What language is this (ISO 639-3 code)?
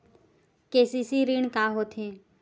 hne